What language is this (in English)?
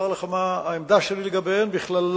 Hebrew